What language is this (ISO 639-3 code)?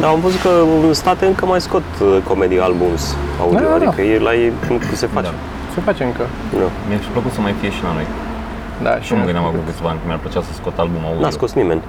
ron